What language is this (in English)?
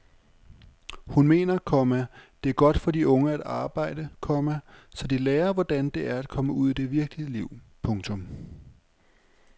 Danish